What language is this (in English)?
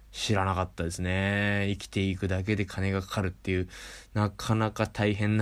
Japanese